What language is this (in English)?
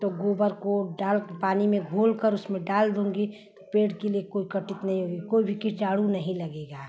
Hindi